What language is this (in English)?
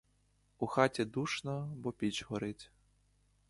Ukrainian